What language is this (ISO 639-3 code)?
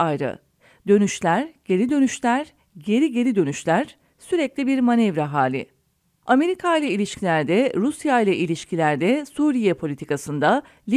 tur